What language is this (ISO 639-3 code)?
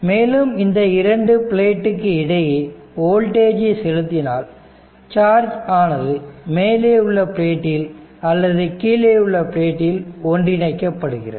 tam